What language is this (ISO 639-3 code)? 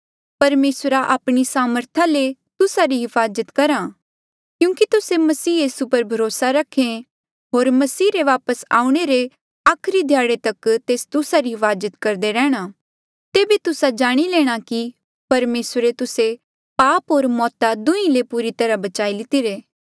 mjl